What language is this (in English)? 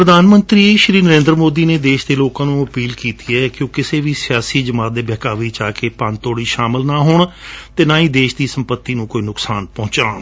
Punjabi